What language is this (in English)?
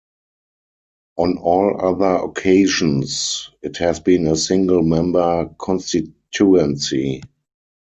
English